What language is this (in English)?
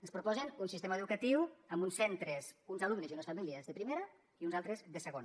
Catalan